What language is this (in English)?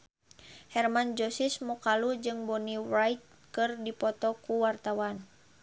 Sundanese